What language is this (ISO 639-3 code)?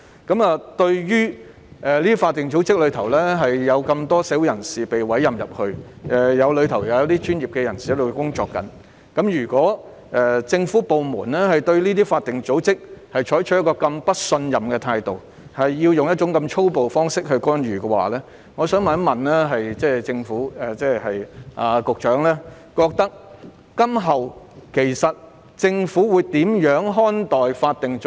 yue